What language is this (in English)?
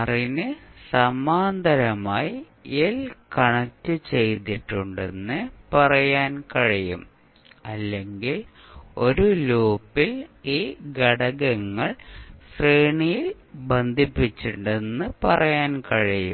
Malayalam